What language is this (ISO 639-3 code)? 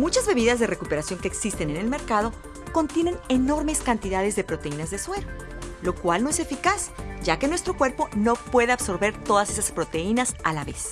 spa